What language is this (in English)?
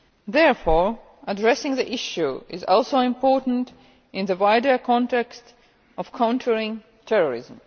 English